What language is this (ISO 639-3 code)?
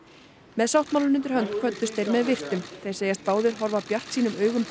isl